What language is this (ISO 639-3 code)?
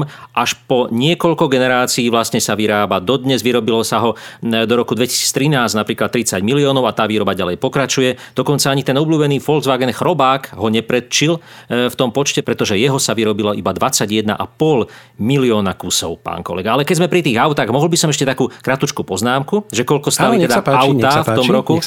slk